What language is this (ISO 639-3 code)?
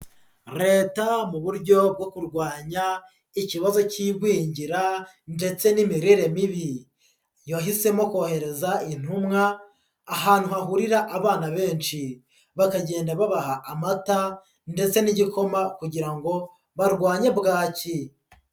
kin